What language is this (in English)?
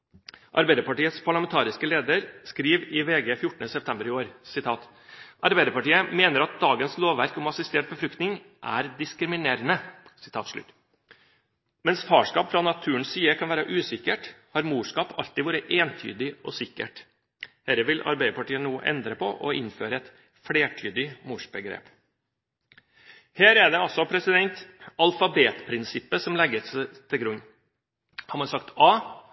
Norwegian Bokmål